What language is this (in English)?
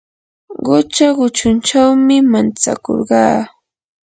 Yanahuanca Pasco Quechua